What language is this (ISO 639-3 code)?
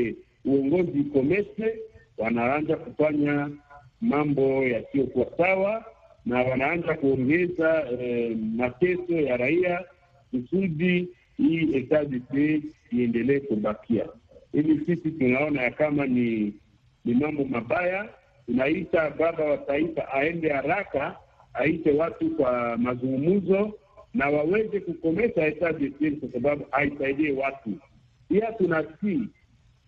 swa